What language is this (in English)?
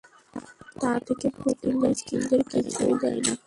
Bangla